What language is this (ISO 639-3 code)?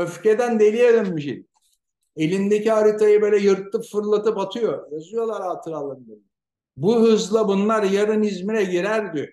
tur